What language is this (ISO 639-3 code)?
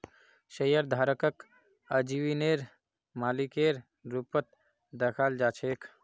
mag